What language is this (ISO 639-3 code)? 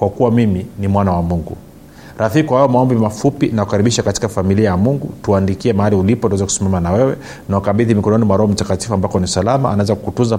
swa